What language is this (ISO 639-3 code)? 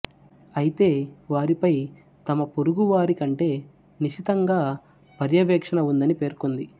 tel